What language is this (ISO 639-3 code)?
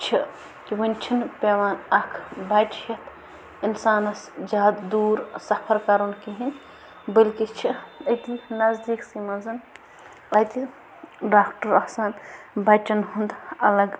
kas